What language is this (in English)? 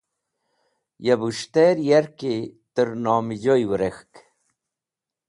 Wakhi